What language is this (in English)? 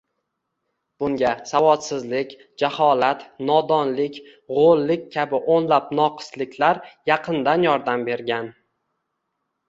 Uzbek